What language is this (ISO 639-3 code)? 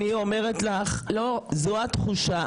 heb